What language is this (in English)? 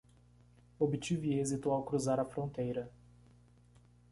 Portuguese